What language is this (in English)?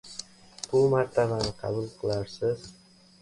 Uzbek